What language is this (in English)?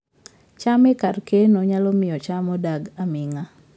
Luo (Kenya and Tanzania)